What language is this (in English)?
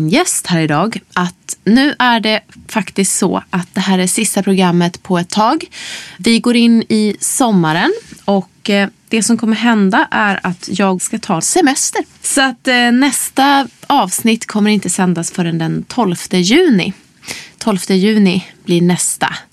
Swedish